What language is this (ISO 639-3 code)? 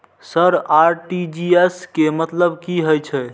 mai